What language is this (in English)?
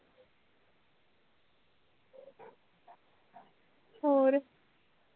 Punjabi